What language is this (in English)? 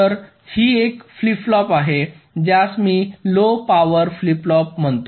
Marathi